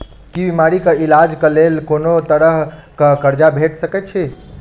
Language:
Maithili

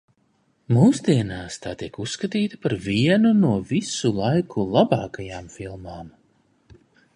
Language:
Latvian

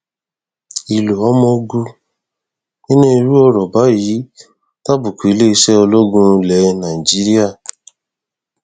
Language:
Yoruba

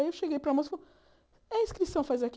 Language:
Portuguese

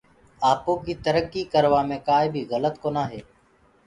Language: Gurgula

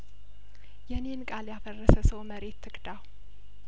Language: Amharic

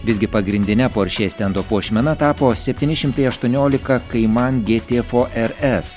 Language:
Lithuanian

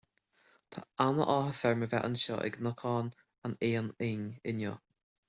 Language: Irish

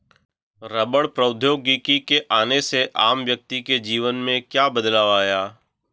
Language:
Hindi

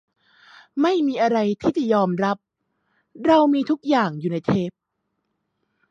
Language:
Thai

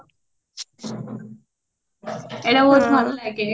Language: Odia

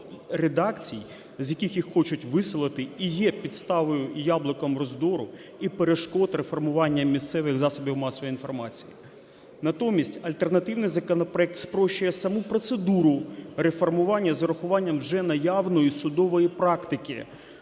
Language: Ukrainian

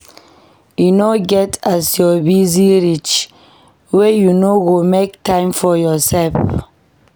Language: Nigerian Pidgin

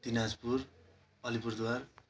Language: Nepali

